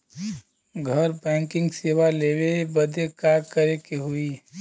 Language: Bhojpuri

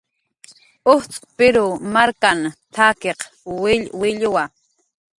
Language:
Jaqaru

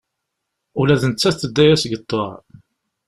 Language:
Kabyle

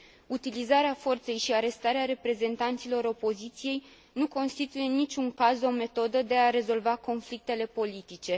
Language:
Romanian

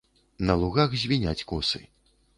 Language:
Belarusian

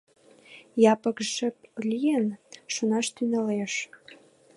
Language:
Mari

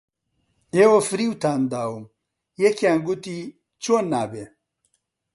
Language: Central Kurdish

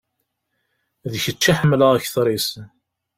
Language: Kabyle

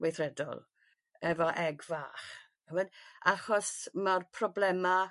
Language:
Welsh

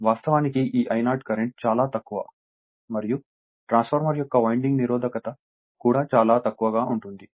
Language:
Telugu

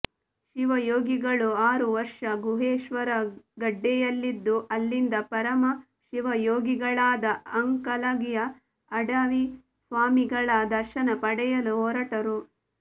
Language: Kannada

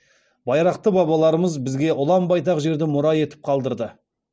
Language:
Kazakh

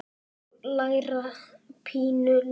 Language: Icelandic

